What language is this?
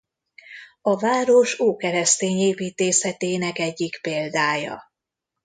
Hungarian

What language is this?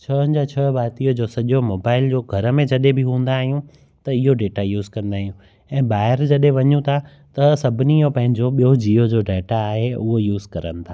Sindhi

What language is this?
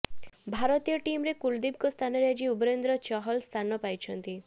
Odia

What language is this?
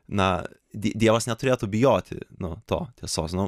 Lithuanian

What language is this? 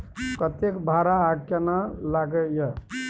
Maithili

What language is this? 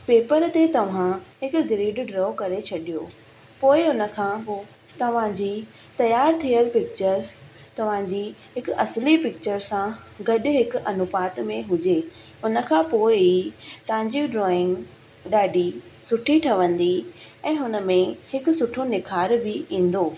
Sindhi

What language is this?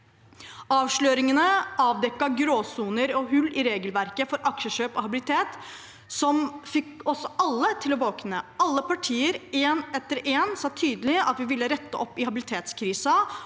Norwegian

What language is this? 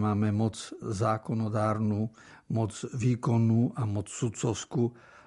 Slovak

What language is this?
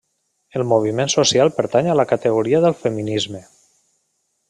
Catalan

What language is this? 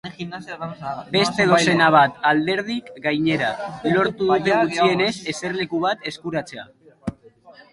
Basque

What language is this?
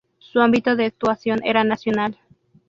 Spanish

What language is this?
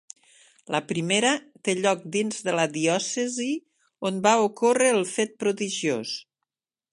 Catalan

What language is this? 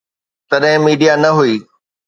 Sindhi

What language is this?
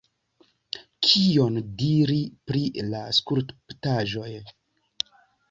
Esperanto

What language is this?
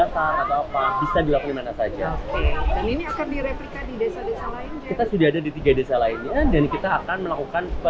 Indonesian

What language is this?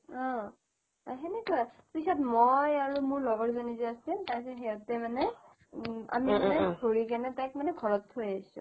Assamese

